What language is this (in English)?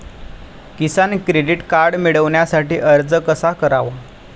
Marathi